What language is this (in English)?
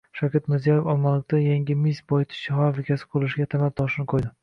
Uzbek